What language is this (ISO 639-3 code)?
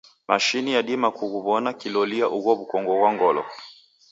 dav